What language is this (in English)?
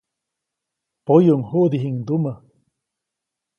Copainalá Zoque